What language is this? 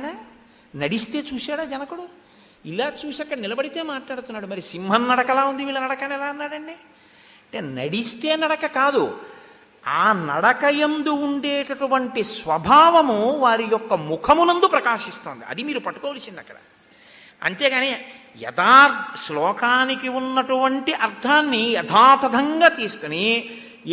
Telugu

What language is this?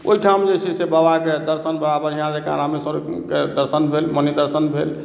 Maithili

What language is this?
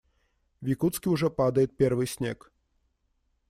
Russian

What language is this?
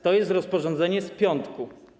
Polish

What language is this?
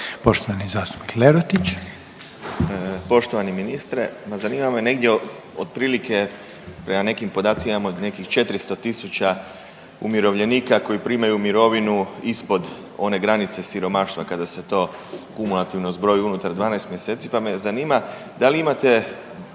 Croatian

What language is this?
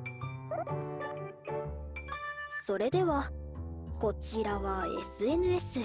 Japanese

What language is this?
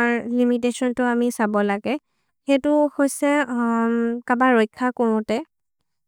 Maria (India)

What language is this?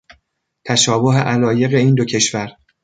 Persian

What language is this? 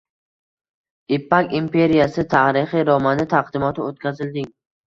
Uzbek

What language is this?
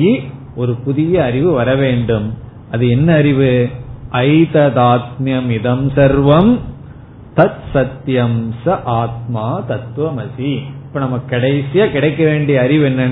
Tamil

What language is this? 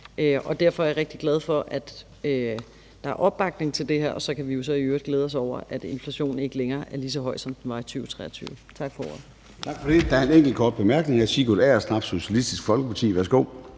Danish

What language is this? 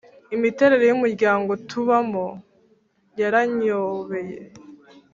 Kinyarwanda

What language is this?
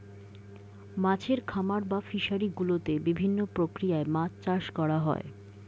Bangla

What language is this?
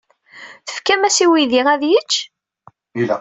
Kabyle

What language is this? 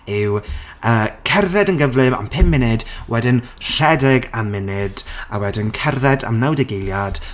Welsh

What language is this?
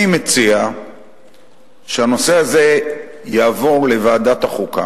Hebrew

